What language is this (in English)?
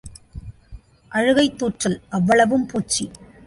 Tamil